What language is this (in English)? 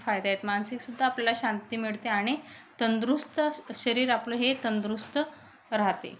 Marathi